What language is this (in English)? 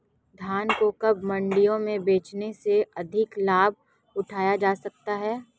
Hindi